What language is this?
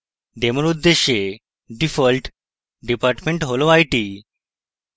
Bangla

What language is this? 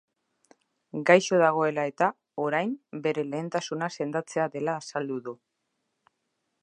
Basque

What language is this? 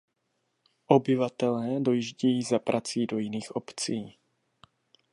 Czech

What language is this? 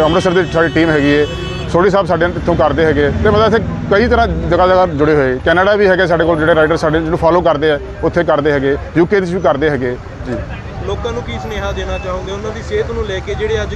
Hindi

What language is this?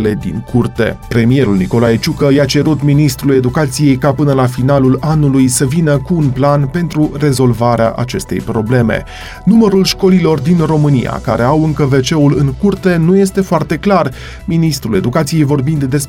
Romanian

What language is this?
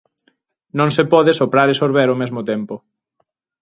Galician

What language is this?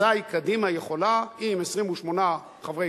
Hebrew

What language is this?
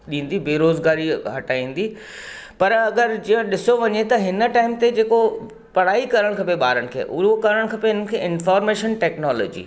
Sindhi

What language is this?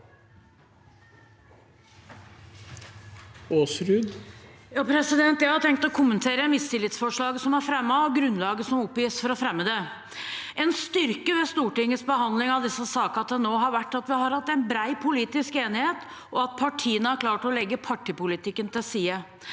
Norwegian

